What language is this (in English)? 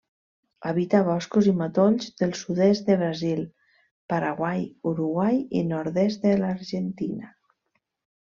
Catalan